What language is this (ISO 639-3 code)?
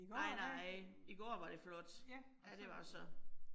dan